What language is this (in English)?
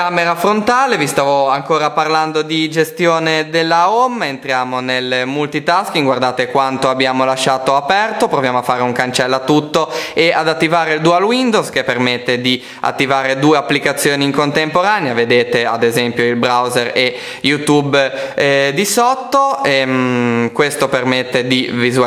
Italian